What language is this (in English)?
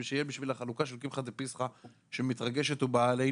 Hebrew